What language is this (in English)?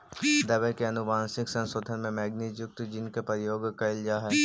Magahi